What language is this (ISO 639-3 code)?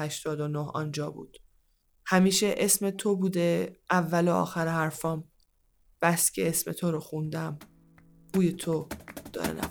fas